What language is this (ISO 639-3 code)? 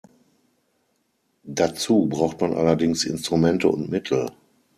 deu